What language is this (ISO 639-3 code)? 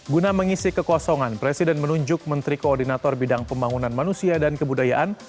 ind